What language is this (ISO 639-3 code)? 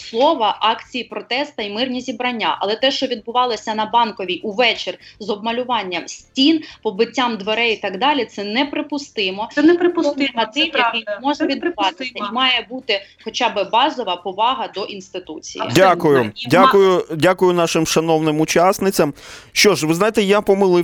ukr